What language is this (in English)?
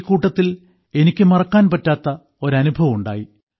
Malayalam